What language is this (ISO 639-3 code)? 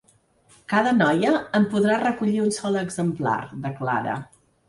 cat